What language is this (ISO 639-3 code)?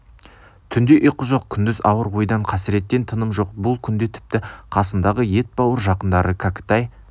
kaz